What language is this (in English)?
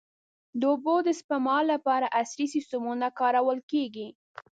Pashto